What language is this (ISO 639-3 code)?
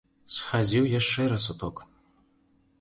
bel